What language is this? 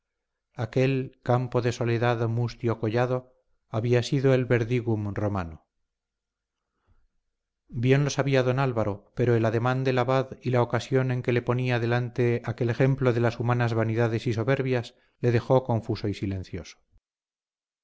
Spanish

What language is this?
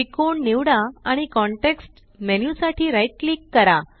Marathi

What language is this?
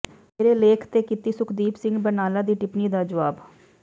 Punjabi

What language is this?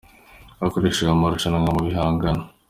Kinyarwanda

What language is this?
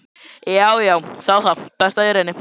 Icelandic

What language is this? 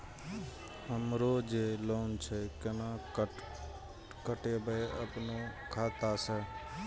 Maithili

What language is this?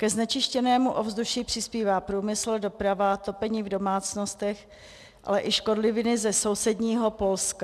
Czech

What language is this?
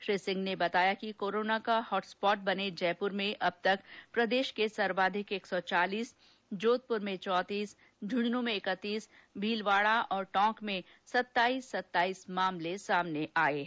Hindi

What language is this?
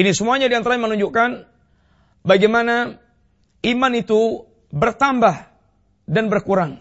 Malay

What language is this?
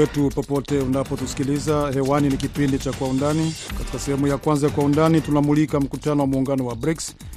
Swahili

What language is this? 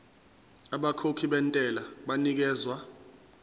Zulu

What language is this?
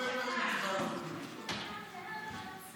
Hebrew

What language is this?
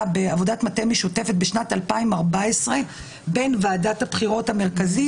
Hebrew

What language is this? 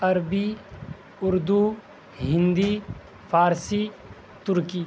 Urdu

